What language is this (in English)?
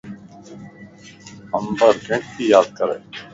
Lasi